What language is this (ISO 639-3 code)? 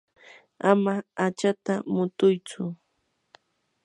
qur